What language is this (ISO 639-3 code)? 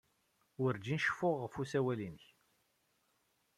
kab